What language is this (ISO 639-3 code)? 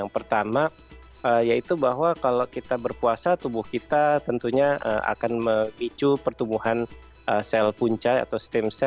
ind